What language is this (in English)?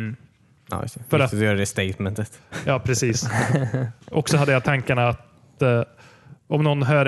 Swedish